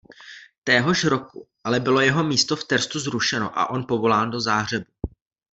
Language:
Czech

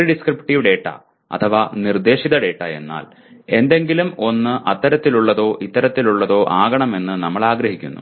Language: Malayalam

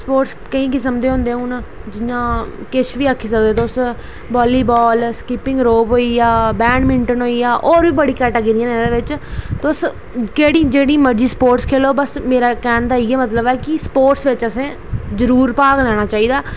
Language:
Dogri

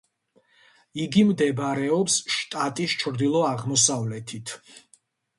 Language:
Georgian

